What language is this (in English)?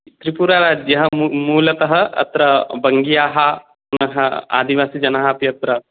Sanskrit